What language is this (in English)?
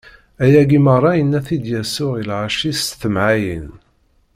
Kabyle